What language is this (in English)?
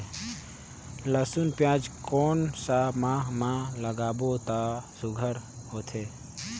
Chhattisgarhi